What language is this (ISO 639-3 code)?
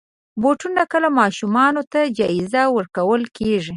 pus